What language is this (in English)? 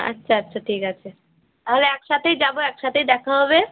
Bangla